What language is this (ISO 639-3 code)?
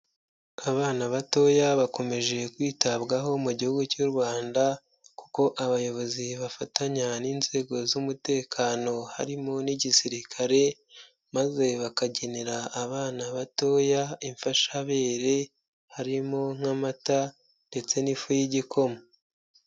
kin